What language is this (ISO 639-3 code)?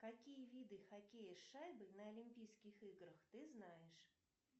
rus